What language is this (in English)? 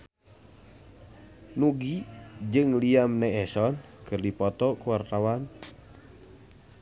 Sundanese